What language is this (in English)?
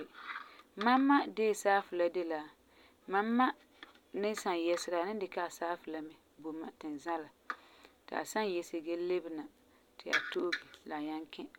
Frafra